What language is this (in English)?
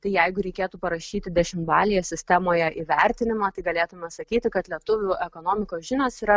Lithuanian